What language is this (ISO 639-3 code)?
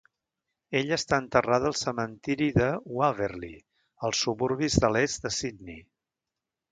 cat